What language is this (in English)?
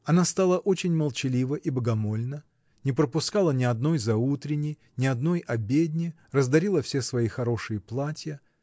Russian